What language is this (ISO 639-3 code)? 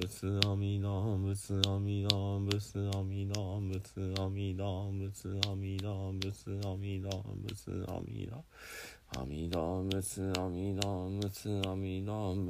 jpn